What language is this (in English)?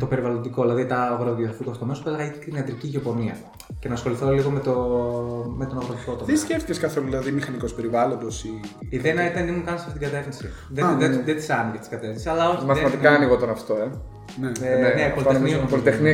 Greek